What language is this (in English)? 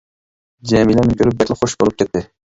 Uyghur